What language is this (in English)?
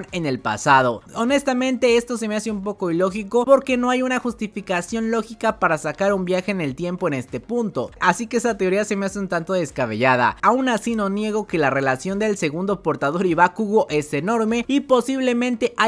Spanish